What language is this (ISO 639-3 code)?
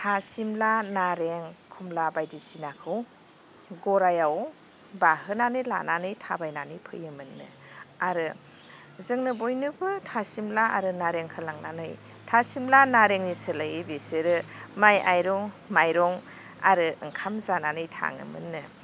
brx